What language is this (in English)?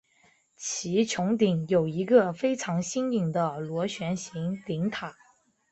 Chinese